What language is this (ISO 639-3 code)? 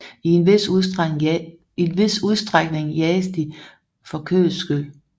dan